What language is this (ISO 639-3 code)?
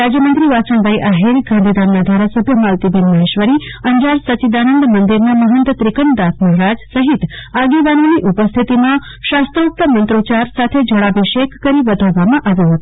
guj